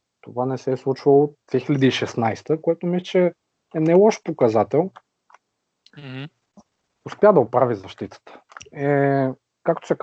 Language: Bulgarian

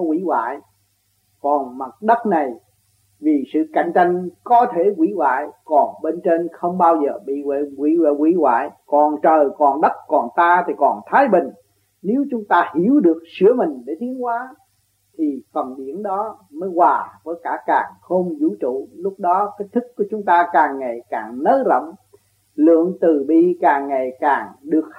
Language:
Vietnamese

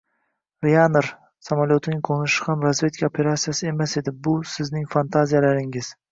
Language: Uzbek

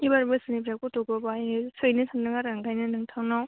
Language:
Bodo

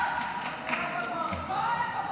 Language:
Hebrew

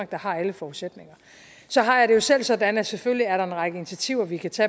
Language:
Danish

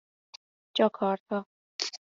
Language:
Persian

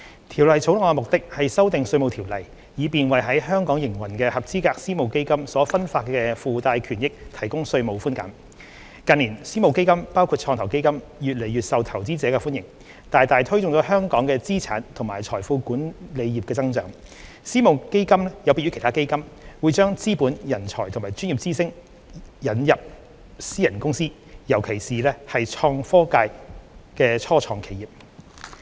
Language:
Cantonese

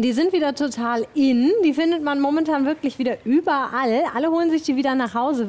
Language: German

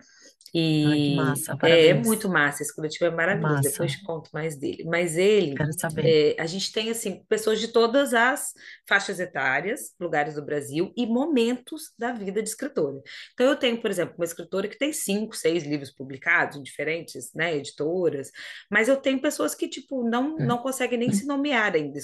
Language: Portuguese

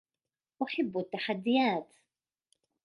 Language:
Arabic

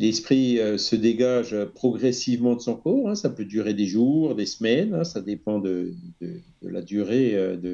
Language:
French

